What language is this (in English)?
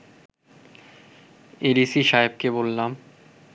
Bangla